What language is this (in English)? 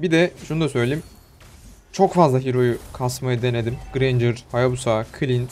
Turkish